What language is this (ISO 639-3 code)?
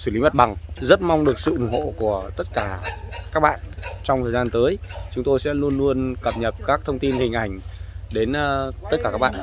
vie